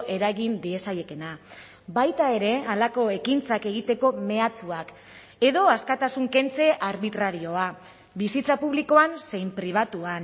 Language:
Basque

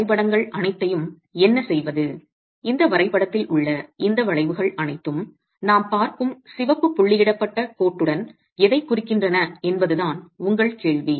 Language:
Tamil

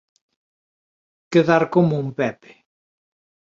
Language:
Galician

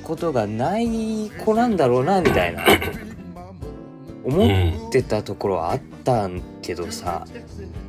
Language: Japanese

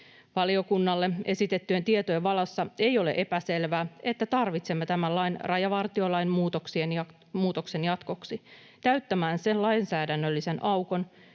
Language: Finnish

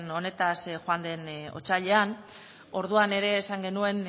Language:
Basque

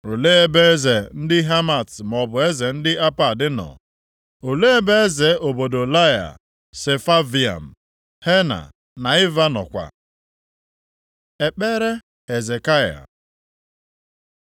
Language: Igbo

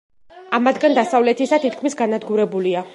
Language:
Georgian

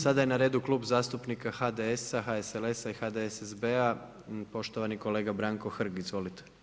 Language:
Croatian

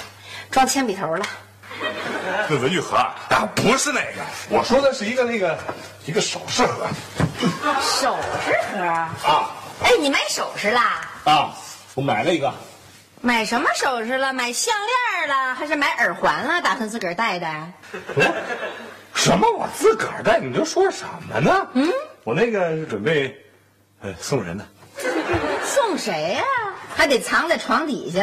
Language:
Chinese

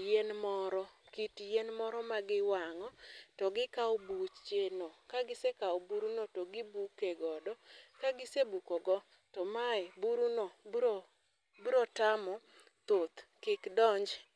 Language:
Luo (Kenya and Tanzania)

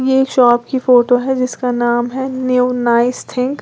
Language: Hindi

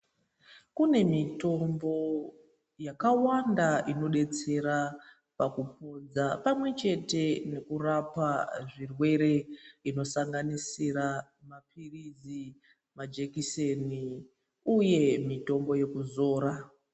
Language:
Ndau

